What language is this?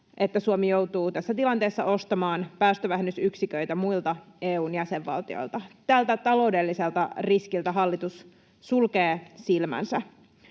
Finnish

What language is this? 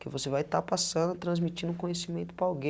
Portuguese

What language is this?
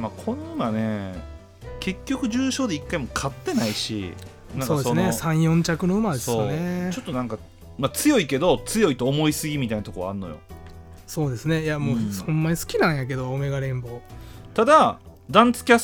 Japanese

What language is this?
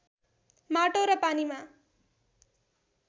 Nepali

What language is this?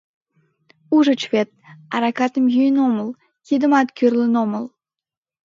Mari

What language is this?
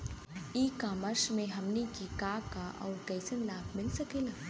Bhojpuri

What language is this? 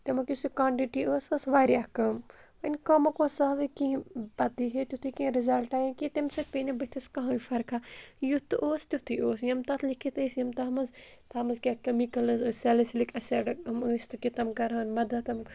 Kashmiri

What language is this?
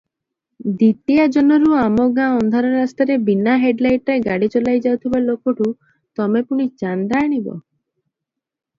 Odia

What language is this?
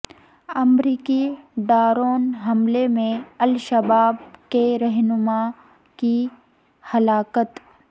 Urdu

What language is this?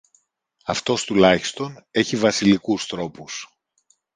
Greek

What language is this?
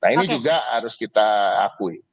Indonesian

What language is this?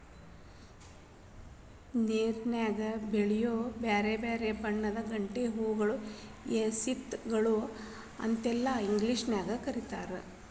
Kannada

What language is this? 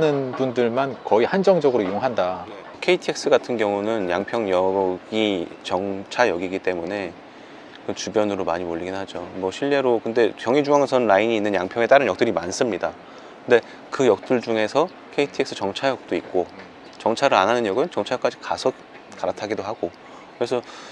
Korean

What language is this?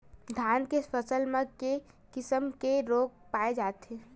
Chhattisgarhi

